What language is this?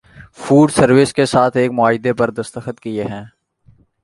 Urdu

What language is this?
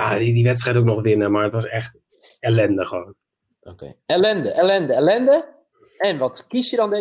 Dutch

